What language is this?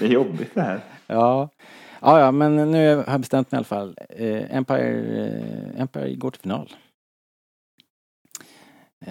Swedish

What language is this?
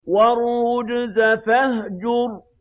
Arabic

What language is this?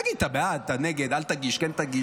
Hebrew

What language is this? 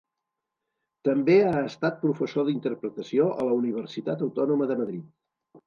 Catalan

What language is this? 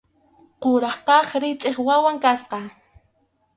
Arequipa-La Unión Quechua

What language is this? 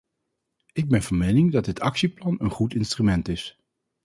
Dutch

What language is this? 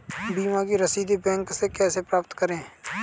Hindi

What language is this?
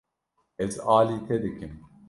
Kurdish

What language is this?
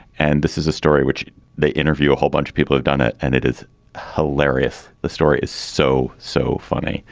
English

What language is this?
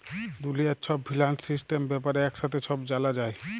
Bangla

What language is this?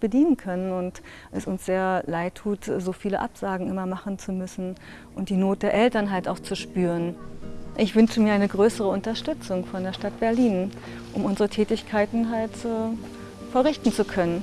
German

